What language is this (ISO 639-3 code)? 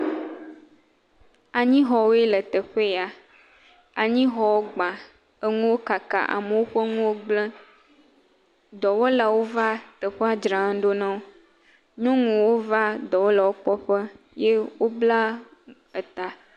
ewe